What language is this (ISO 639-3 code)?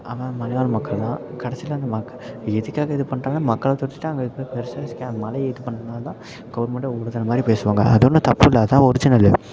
tam